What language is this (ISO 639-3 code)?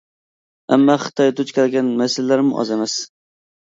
uig